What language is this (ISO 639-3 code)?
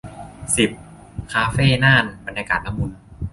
tha